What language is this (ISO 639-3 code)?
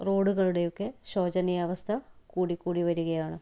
mal